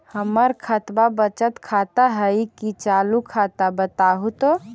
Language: Magahi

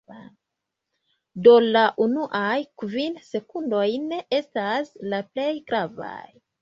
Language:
Esperanto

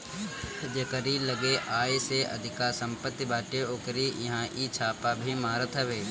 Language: Bhojpuri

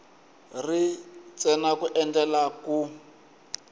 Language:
Tsonga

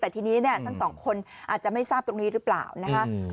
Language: Thai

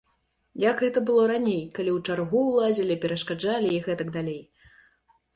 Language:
Belarusian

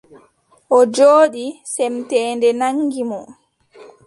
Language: Adamawa Fulfulde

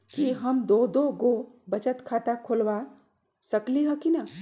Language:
Magahi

